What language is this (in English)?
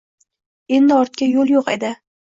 Uzbek